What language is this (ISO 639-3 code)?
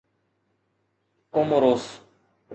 snd